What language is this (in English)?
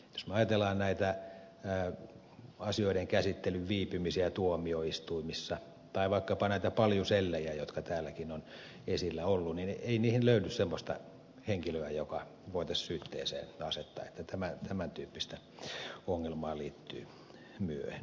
Finnish